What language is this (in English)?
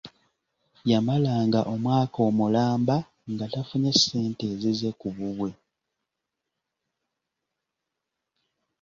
Ganda